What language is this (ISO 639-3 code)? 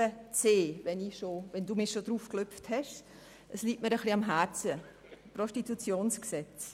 gsw